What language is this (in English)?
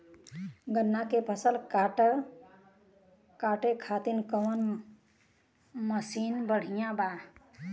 Bhojpuri